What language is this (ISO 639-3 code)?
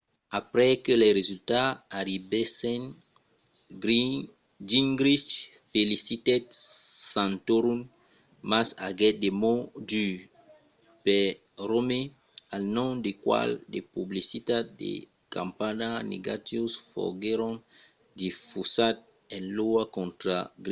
oci